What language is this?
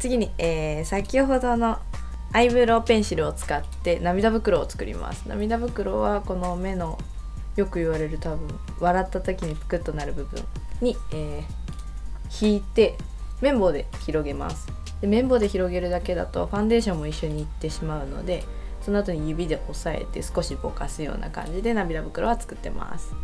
Japanese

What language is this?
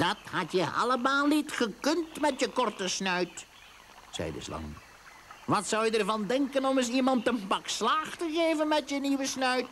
Dutch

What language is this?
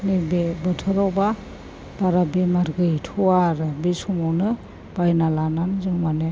Bodo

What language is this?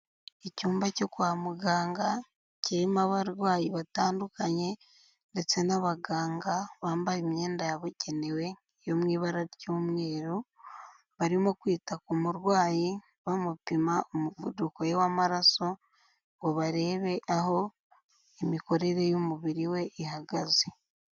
Kinyarwanda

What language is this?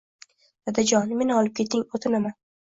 Uzbek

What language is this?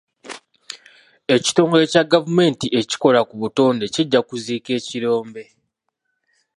Ganda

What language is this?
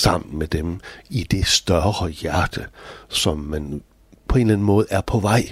Danish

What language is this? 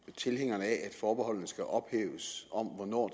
Danish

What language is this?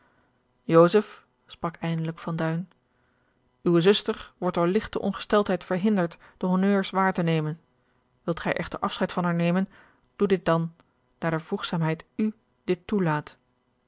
Dutch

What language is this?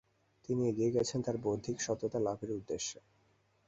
Bangla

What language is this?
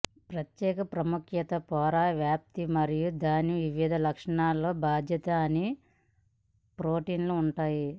Telugu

